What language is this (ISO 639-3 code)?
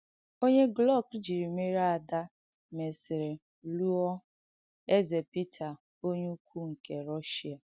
ibo